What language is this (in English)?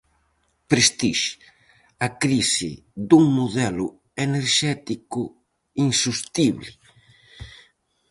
Galician